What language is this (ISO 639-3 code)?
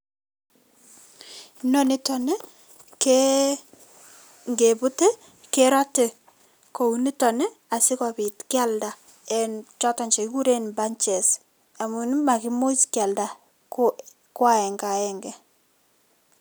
kln